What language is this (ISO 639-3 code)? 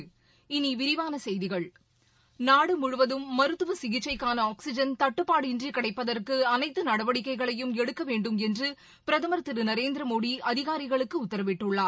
tam